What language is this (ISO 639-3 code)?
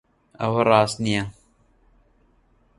ckb